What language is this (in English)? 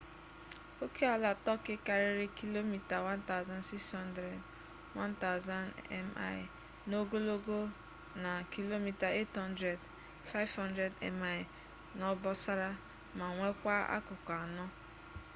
Igbo